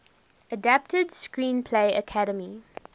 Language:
English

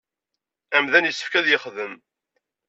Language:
Kabyle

